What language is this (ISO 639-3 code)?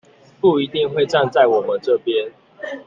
zho